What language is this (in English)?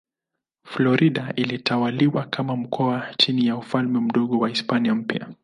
Swahili